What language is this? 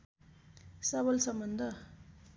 Nepali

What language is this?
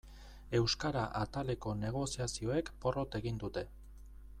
Basque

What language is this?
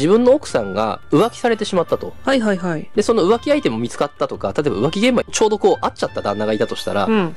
Japanese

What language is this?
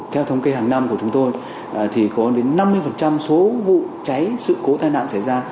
Vietnamese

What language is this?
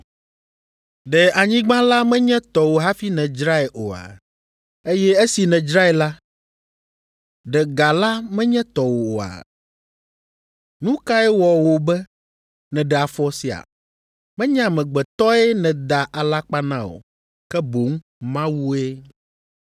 Ewe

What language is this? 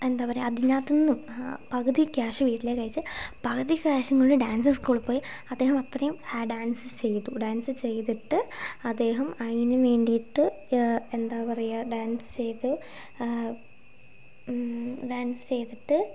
Malayalam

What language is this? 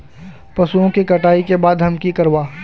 Magahi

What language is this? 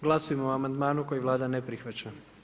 Croatian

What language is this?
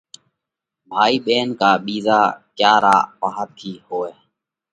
Parkari Koli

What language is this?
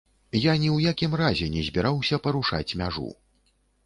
Belarusian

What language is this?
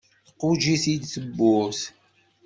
Kabyle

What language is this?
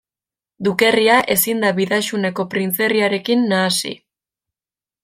Basque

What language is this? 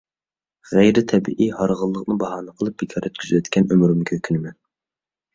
Uyghur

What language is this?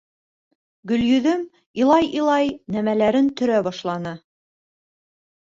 Bashkir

